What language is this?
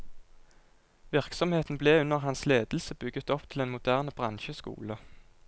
Norwegian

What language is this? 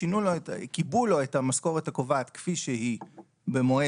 Hebrew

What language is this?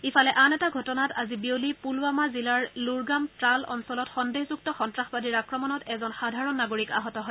Assamese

